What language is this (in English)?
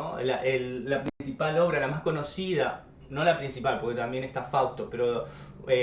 Spanish